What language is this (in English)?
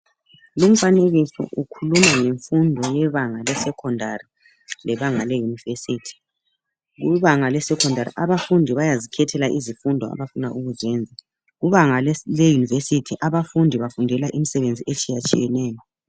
North Ndebele